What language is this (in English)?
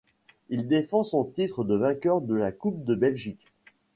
French